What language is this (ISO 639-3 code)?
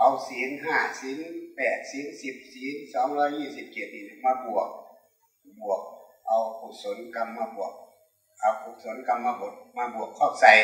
tha